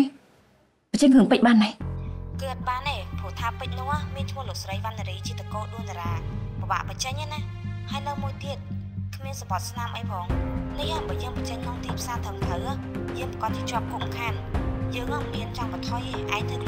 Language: Thai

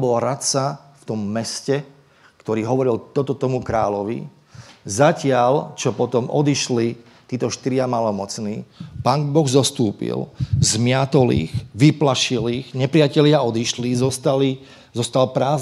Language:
Slovak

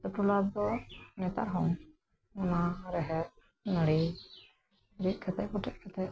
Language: Santali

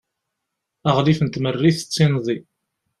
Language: Kabyle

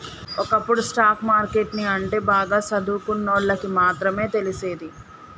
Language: Telugu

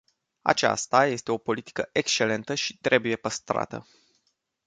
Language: Romanian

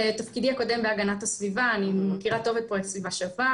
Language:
Hebrew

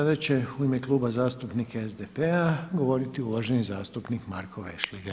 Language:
Croatian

